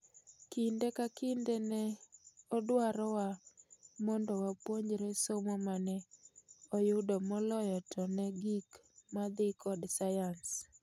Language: Luo (Kenya and Tanzania)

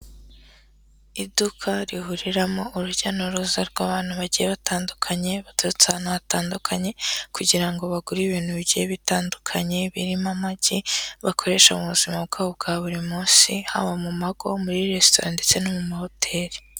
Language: Kinyarwanda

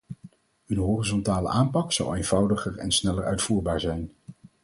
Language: Dutch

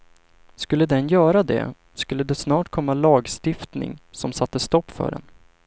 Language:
Swedish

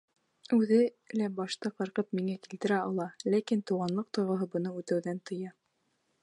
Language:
Bashkir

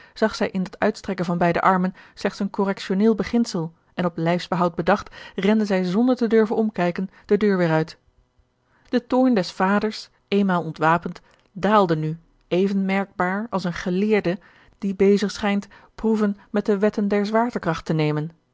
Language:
Dutch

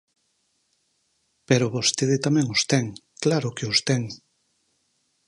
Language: Galician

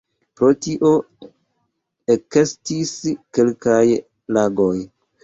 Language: Esperanto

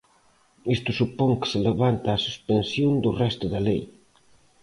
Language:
Galician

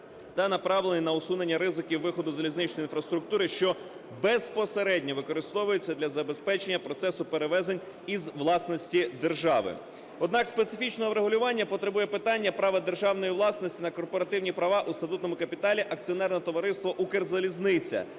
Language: Ukrainian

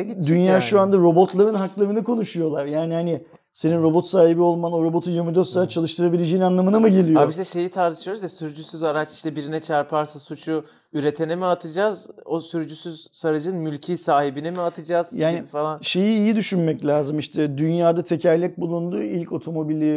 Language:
Turkish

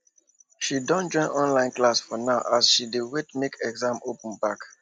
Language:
Nigerian Pidgin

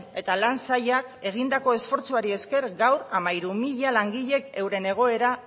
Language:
Basque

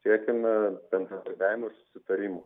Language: Lithuanian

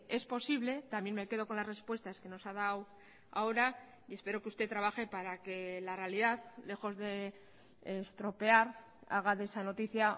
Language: Spanish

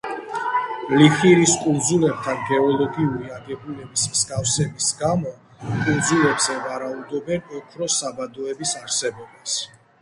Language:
Georgian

